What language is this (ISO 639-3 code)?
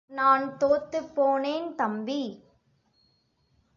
tam